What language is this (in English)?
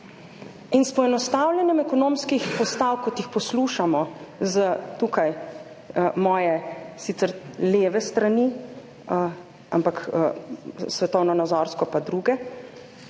Slovenian